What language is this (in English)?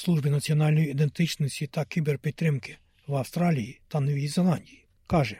Ukrainian